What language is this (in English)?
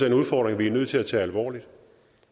Danish